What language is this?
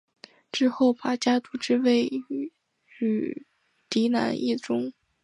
Chinese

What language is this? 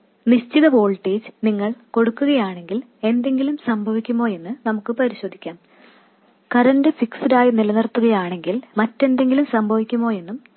Malayalam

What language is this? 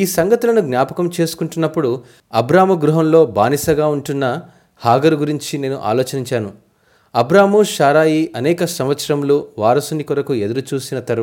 Telugu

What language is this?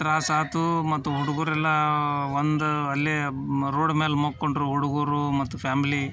Kannada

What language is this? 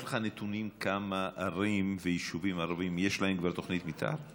Hebrew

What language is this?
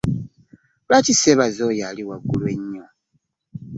Ganda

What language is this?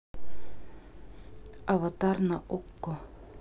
Russian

